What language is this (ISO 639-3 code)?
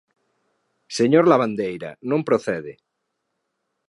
glg